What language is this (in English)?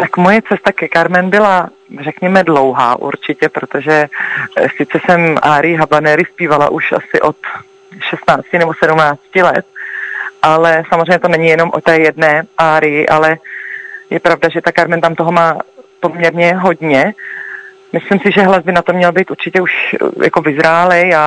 Czech